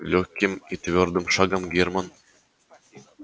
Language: Russian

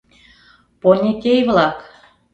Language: Mari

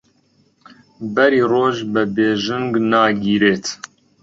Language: Central Kurdish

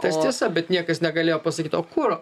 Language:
Lithuanian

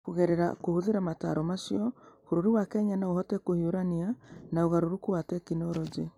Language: Kikuyu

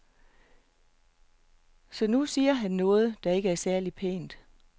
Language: Danish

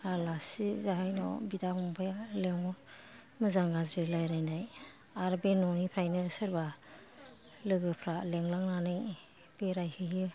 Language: Bodo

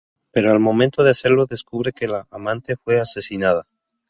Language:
Spanish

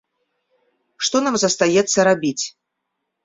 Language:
Belarusian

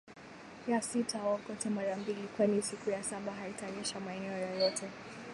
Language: Swahili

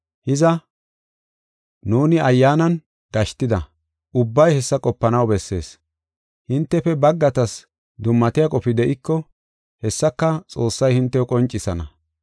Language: Gofa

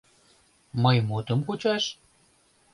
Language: Mari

